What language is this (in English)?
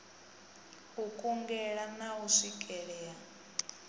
Venda